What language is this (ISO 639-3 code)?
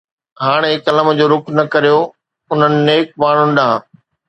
snd